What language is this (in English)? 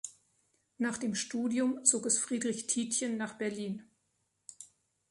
German